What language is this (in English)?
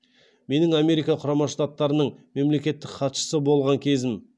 Kazakh